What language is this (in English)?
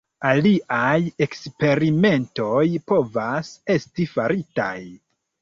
Esperanto